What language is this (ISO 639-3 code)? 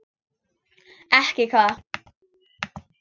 isl